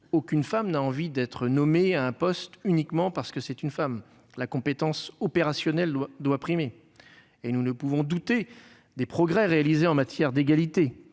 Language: French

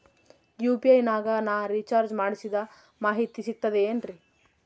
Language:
Kannada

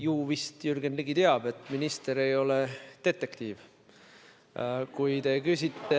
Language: Estonian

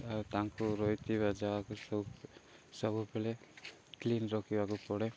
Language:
Odia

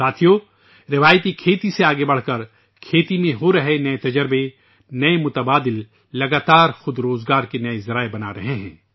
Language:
Urdu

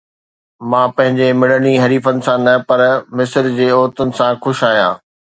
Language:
Sindhi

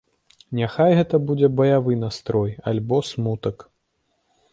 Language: Belarusian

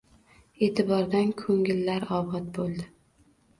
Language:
Uzbek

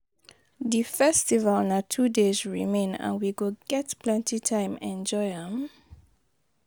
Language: Nigerian Pidgin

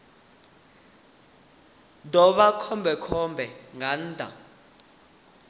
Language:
Venda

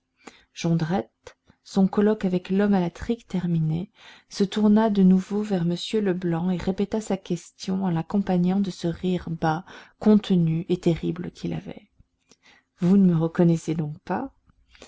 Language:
French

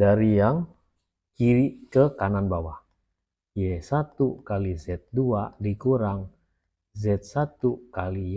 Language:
Indonesian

